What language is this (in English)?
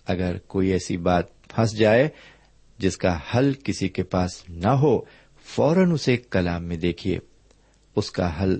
Urdu